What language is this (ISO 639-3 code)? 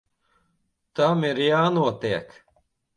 lav